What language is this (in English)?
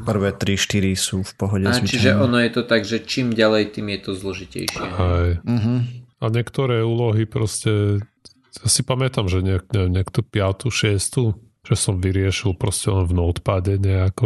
Slovak